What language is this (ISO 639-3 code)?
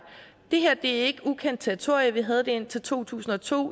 dan